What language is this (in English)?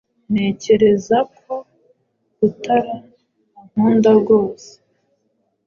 Kinyarwanda